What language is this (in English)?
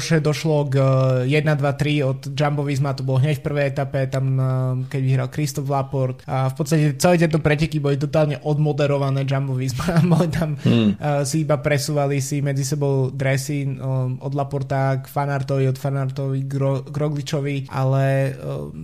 Slovak